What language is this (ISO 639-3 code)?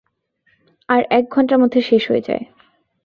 ben